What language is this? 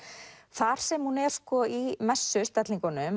Icelandic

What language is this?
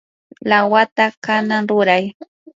Yanahuanca Pasco Quechua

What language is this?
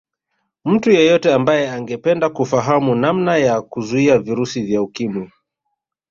Swahili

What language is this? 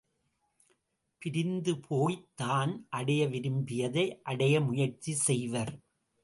Tamil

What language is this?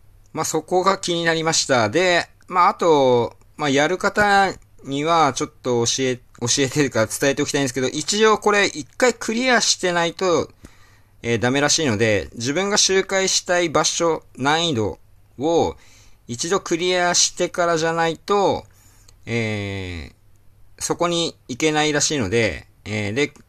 Japanese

